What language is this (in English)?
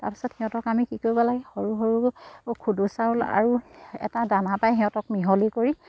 Assamese